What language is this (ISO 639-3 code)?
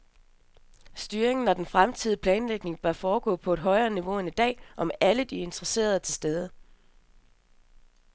dan